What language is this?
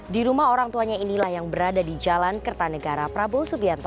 Indonesian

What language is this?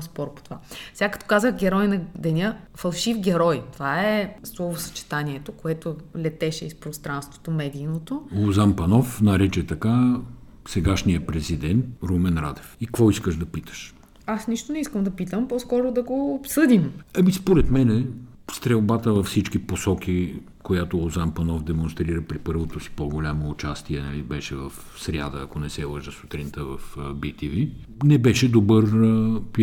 Bulgarian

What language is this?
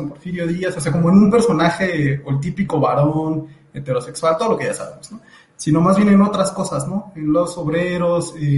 Spanish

